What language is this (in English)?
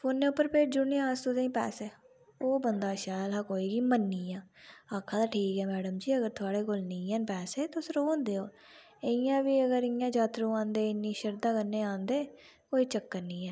Dogri